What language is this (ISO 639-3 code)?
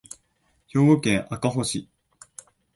jpn